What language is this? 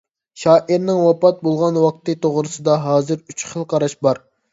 Uyghur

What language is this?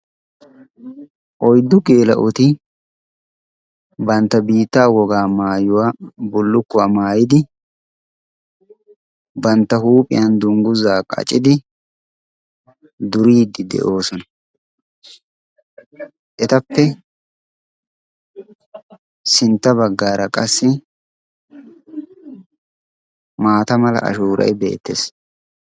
Wolaytta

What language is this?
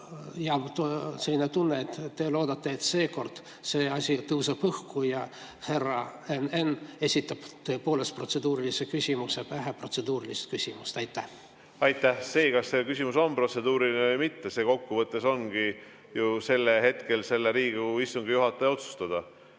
Estonian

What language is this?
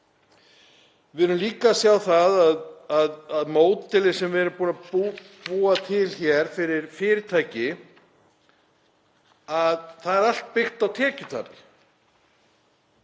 Icelandic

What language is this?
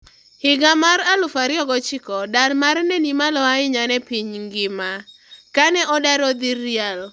Luo (Kenya and Tanzania)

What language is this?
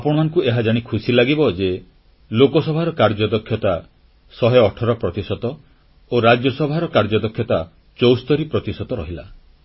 Odia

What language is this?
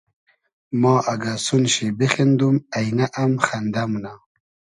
Hazaragi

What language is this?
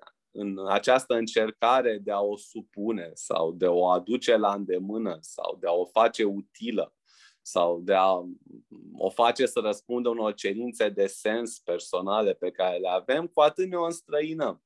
Romanian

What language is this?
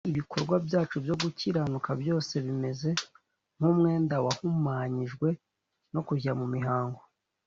Kinyarwanda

